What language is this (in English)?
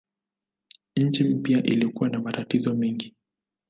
Swahili